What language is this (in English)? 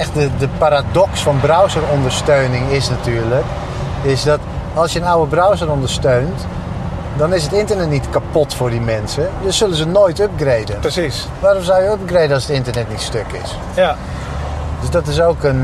Dutch